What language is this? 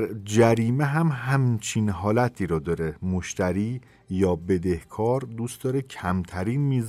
Persian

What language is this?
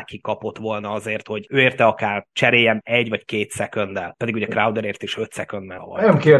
Hungarian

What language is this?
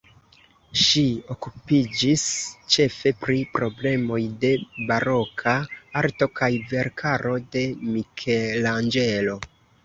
Esperanto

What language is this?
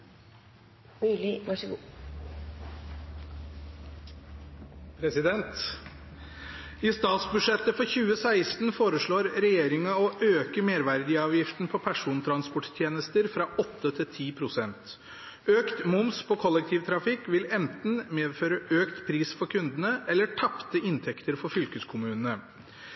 Norwegian Bokmål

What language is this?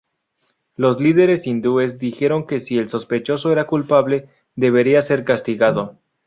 Spanish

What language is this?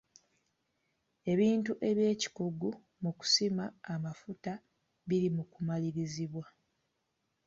Ganda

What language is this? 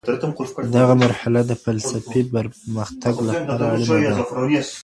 Pashto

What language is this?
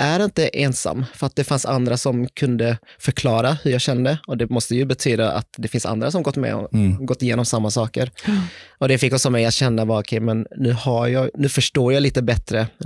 Swedish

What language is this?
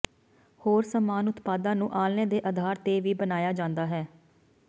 Punjabi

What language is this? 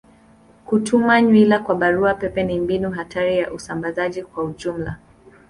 Swahili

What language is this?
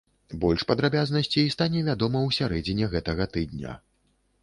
Belarusian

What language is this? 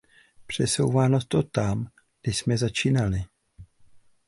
Czech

